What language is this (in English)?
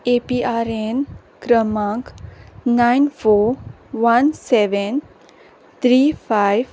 Konkani